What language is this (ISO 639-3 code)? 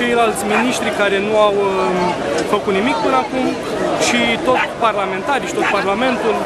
ron